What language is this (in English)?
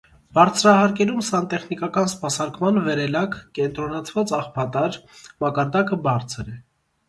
Armenian